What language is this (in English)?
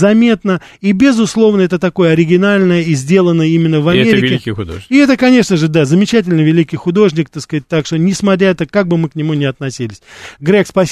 Russian